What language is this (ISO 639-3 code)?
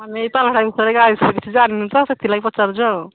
ori